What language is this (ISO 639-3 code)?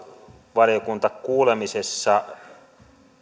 fin